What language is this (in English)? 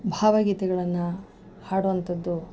Kannada